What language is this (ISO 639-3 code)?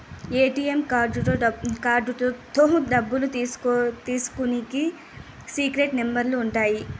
tel